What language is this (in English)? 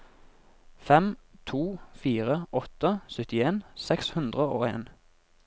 Norwegian